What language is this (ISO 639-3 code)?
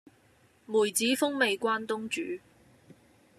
yue